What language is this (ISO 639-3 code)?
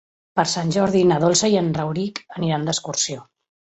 cat